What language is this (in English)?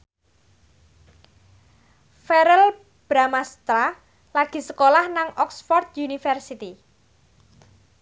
Javanese